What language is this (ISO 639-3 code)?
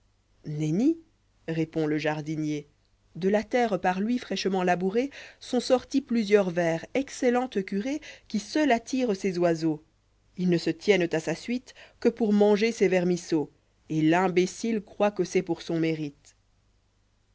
fra